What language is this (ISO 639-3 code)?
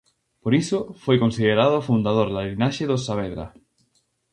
glg